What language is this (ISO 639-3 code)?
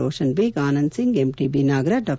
kan